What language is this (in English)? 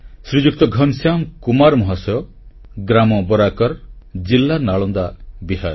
Odia